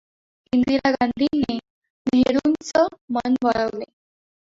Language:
Marathi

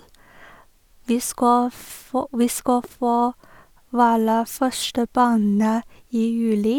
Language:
Norwegian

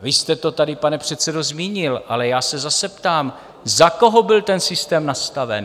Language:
Czech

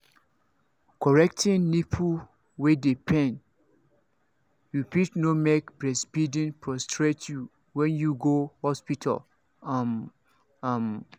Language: Nigerian Pidgin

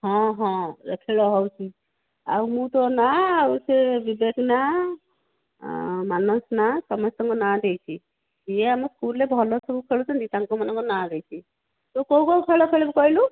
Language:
Odia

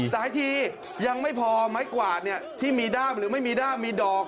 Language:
Thai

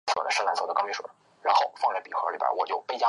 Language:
Chinese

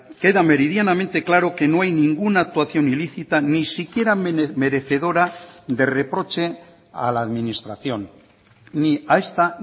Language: Spanish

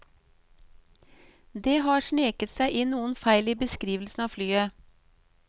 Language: Norwegian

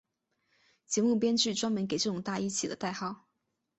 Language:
Chinese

